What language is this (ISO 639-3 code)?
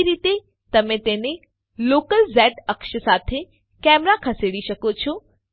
guj